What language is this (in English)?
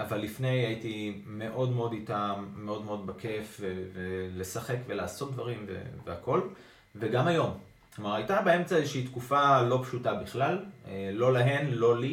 Hebrew